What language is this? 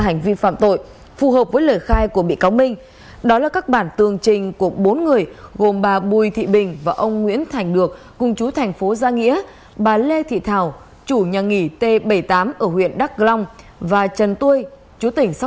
Vietnamese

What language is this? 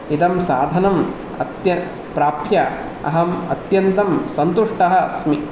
Sanskrit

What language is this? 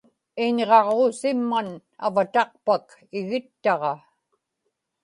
Inupiaq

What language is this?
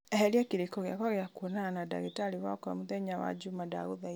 Kikuyu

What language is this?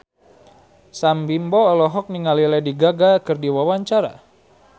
Sundanese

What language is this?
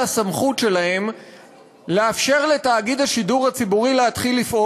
Hebrew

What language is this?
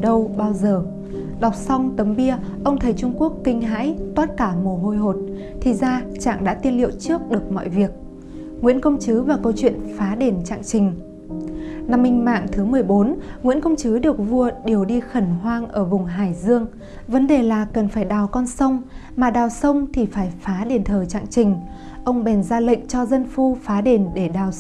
Vietnamese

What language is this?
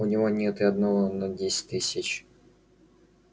Russian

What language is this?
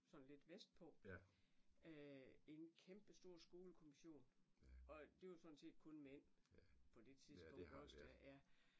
Danish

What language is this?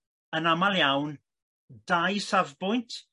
Welsh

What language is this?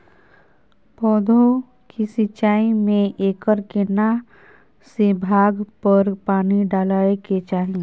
Maithili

